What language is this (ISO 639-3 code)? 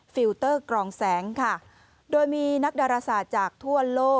tha